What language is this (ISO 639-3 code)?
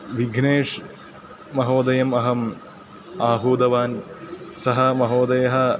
san